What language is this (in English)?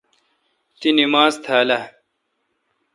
Kalkoti